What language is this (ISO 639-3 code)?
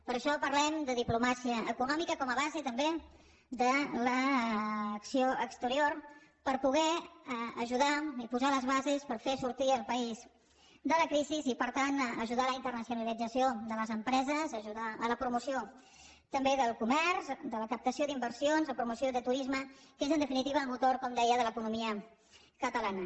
cat